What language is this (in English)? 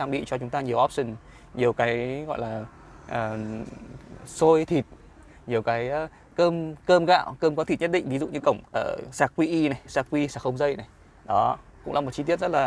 Vietnamese